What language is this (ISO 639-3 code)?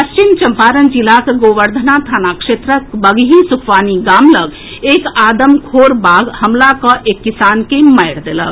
mai